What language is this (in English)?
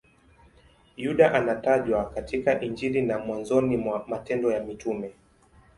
Swahili